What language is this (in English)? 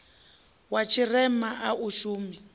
Venda